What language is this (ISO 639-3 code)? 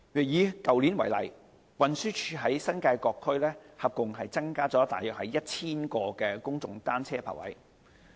yue